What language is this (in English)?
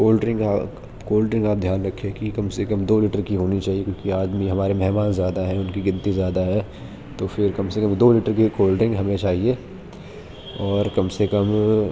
Urdu